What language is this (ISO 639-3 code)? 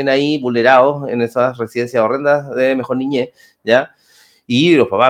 spa